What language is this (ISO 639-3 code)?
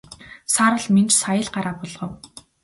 mon